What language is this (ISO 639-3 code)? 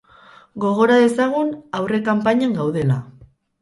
eus